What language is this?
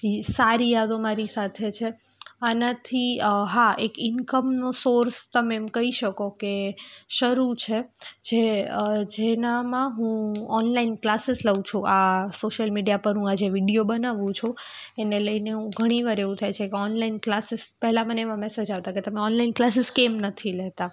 Gujarati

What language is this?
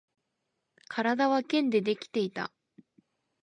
Japanese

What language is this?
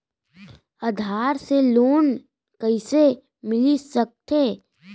Chhattisgarhi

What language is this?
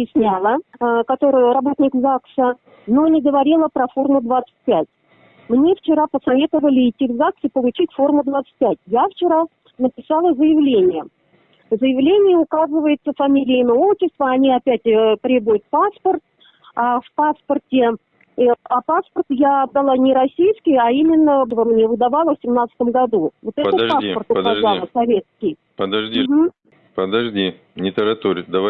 Russian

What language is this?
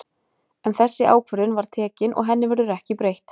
Icelandic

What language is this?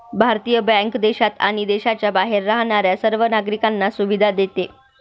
Marathi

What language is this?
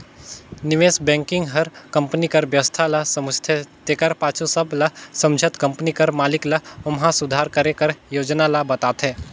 Chhattisgarhi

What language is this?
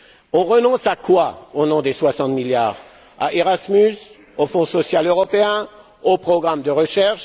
French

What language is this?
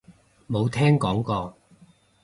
Cantonese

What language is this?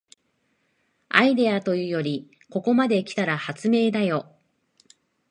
Japanese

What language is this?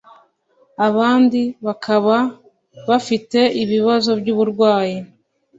Kinyarwanda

